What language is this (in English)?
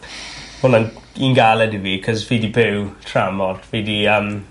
Welsh